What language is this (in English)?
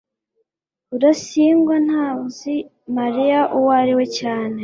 Kinyarwanda